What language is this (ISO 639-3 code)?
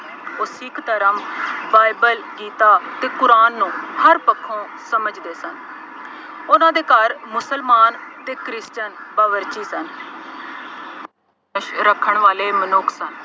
pan